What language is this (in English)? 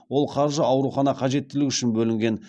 Kazakh